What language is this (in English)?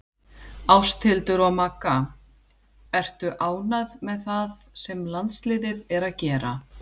Icelandic